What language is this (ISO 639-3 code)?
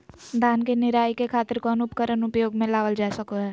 mag